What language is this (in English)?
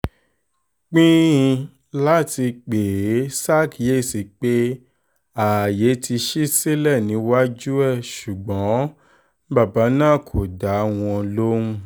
Yoruba